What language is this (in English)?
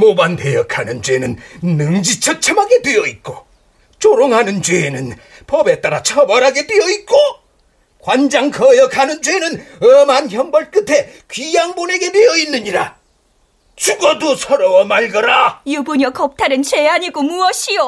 Korean